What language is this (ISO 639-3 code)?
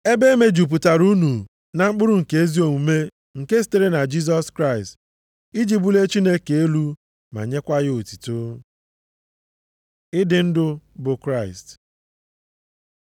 ibo